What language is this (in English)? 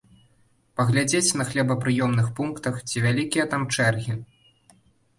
Belarusian